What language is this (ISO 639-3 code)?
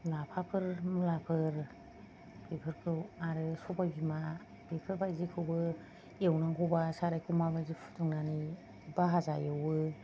brx